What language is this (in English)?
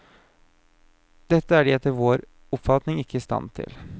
Norwegian